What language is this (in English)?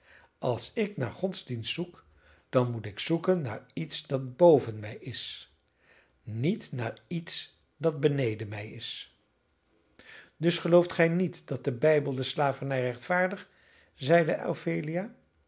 Dutch